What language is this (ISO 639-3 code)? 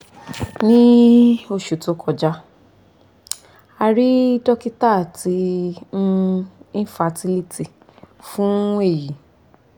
yor